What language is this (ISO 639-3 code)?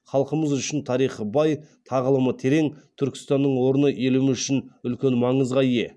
kaz